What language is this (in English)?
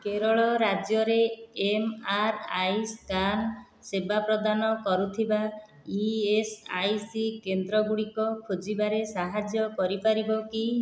Odia